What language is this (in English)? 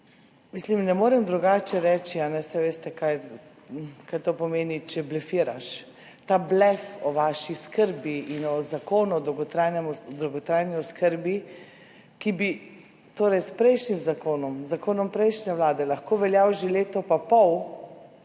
Slovenian